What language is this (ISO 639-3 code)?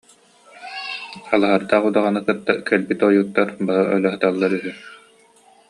sah